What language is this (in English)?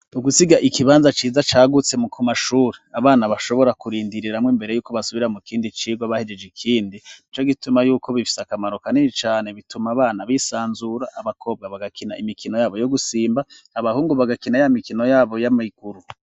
Rundi